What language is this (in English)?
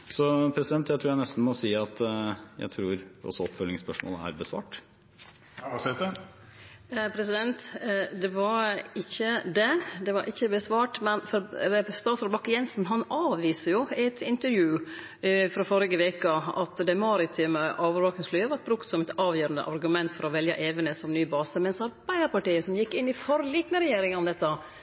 Norwegian